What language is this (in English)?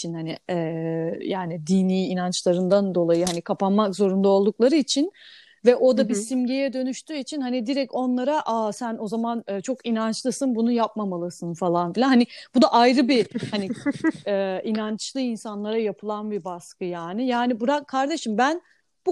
Turkish